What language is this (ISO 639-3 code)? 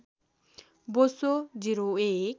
nep